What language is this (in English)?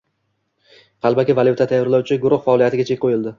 Uzbek